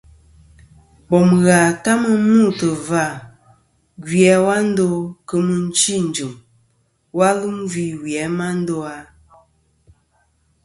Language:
Kom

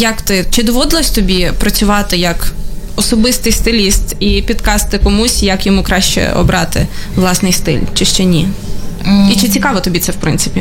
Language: Ukrainian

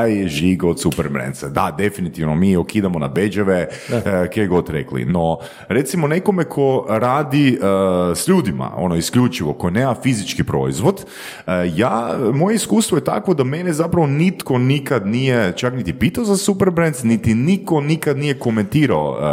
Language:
Croatian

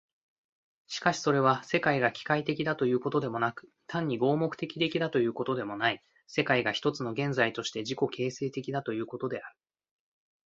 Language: Japanese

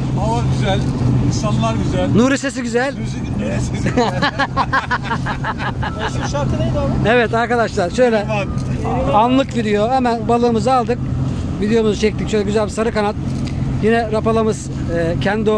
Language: Turkish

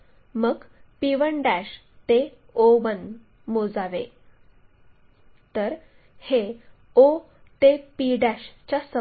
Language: Marathi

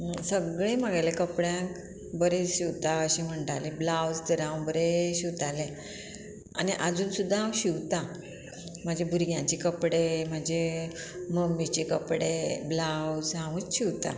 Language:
Konkani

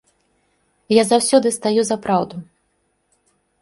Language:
Belarusian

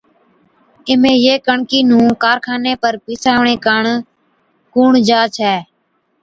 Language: Od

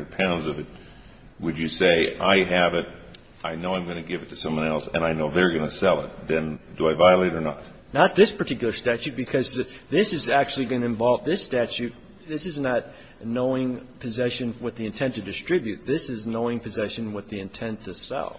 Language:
English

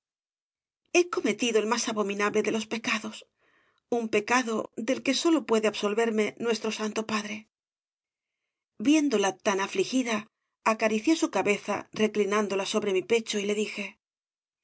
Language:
Spanish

